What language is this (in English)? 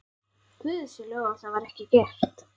Icelandic